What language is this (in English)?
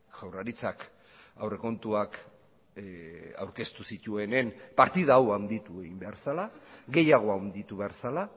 Basque